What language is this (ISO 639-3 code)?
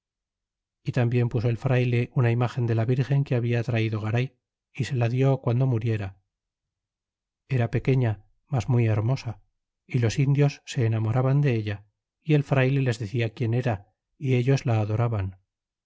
spa